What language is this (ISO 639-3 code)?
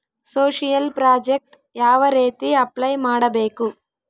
kan